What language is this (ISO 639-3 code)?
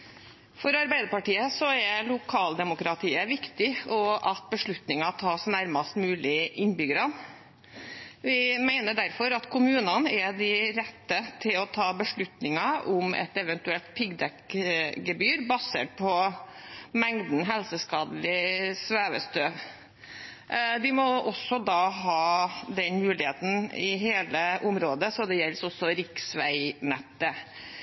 nob